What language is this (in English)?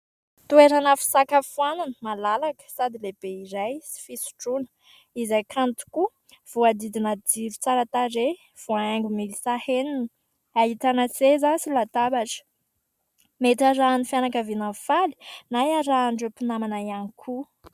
Malagasy